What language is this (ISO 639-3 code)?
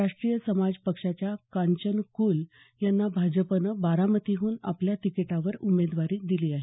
mar